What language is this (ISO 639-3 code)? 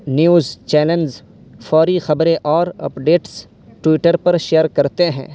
urd